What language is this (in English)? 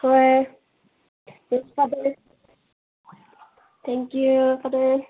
Manipuri